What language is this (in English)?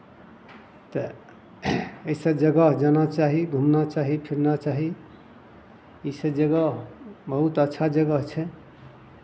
Maithili